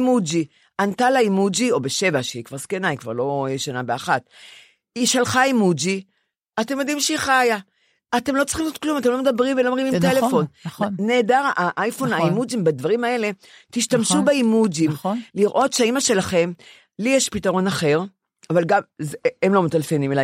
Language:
Hebrew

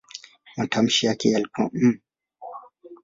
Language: Swahili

